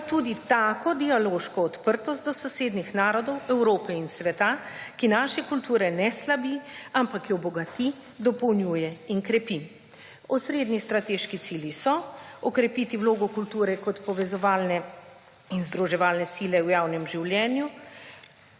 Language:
Slovenian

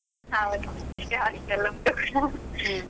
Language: Kannada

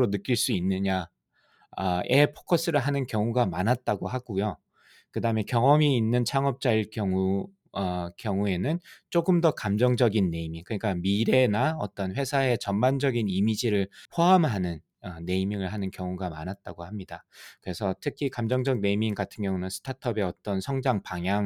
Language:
Korean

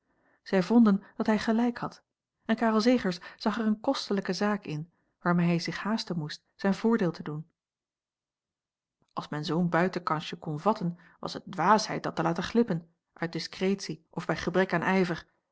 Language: Dutch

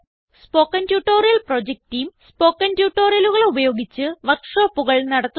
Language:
Malayalam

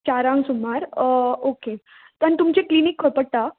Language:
Konkani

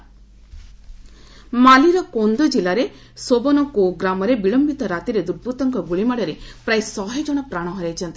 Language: Odia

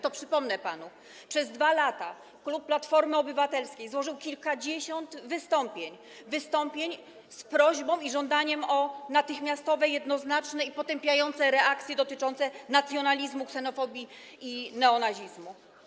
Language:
Polish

